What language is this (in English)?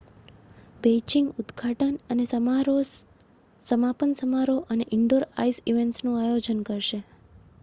Gujarati